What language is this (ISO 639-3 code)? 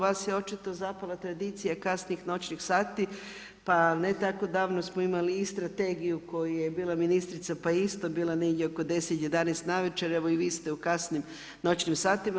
hrv